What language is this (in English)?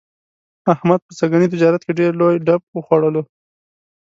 Pashto